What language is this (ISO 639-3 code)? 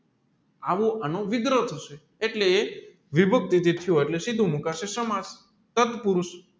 guj